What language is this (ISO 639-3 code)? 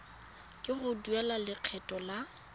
tsn